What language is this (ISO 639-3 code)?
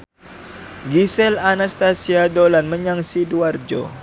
jav